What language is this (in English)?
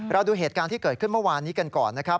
Thai